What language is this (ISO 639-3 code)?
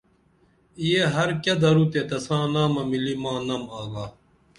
dml